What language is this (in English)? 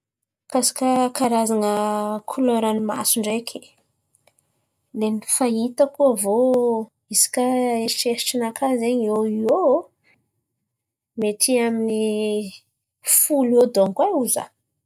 Antankarana Malagasy